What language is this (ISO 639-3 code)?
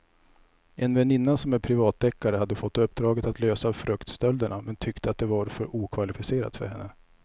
swe